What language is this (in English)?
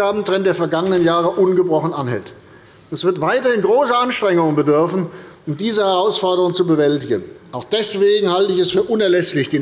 German